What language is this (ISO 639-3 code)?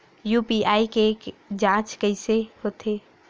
hne